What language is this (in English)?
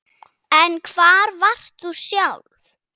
Icelandic